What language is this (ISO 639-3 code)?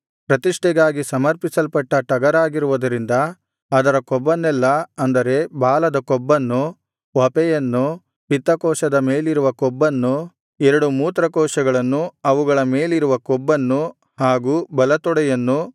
kan